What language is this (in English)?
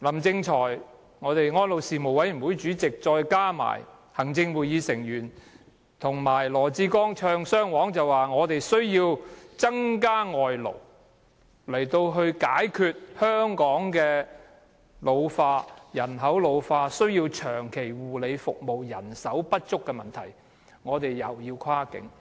Cantonese